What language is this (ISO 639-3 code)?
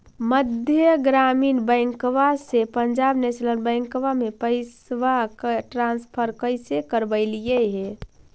mag